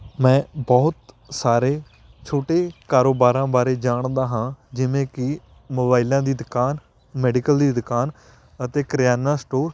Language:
Punjabi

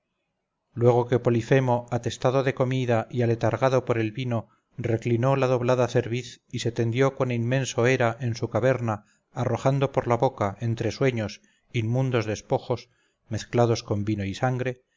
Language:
Spanish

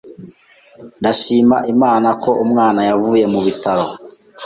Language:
Kinyarwanda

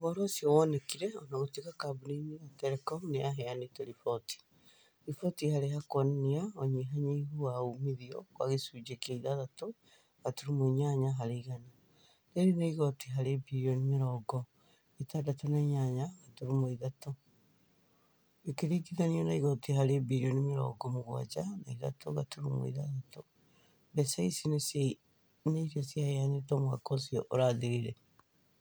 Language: Kikuyu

